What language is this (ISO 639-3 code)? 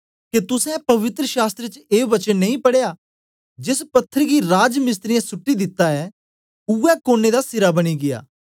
doi